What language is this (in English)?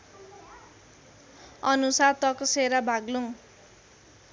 Nepali